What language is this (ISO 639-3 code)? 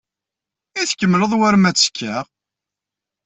kab